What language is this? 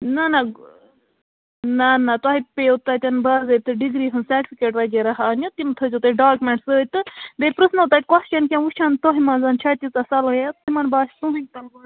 Kashmiri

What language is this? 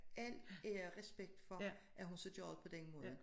Danish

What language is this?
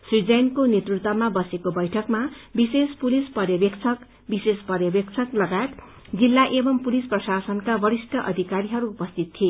Nepali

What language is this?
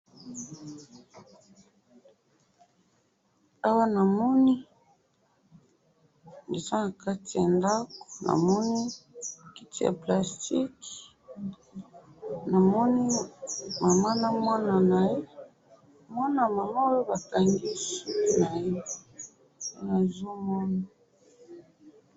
Lingala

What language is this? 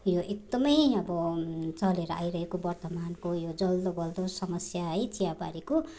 Nepali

